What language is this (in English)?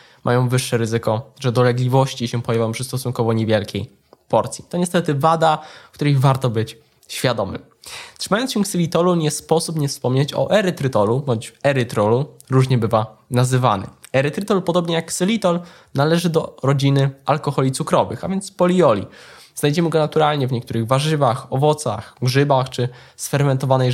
Polish